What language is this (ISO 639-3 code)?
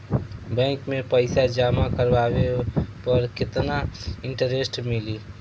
bho